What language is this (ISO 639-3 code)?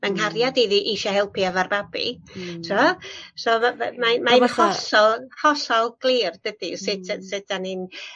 cym